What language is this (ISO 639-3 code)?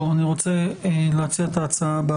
heb